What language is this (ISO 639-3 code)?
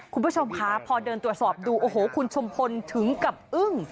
tha